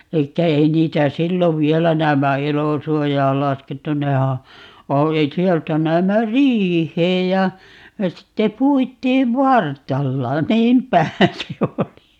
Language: Finnish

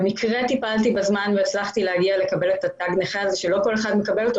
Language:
Hebrew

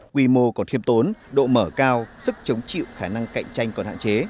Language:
Vietnamese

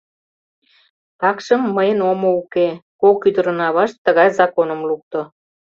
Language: Mari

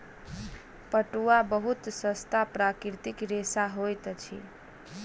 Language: Maithili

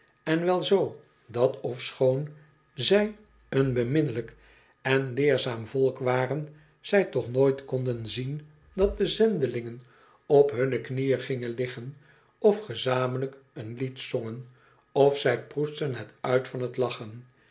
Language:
Dutch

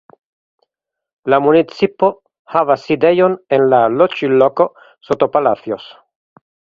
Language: Esperanto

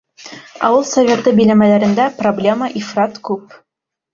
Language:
Bashkir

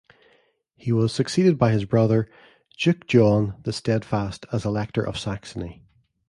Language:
English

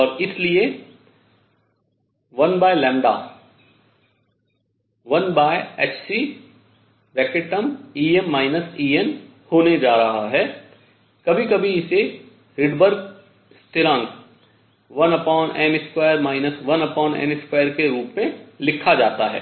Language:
Hindi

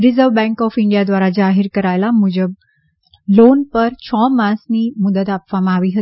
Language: Gujarati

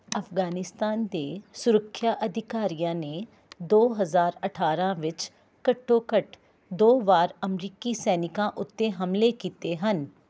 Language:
Punjabi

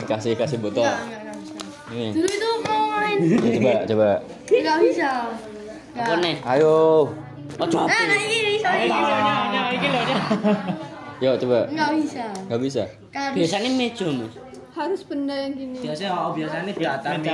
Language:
Indonesian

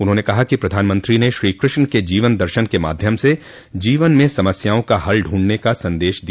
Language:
Hindi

